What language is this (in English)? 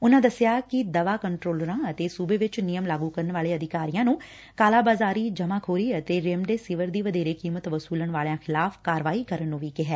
Punjabi